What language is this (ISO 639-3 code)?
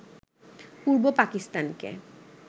ben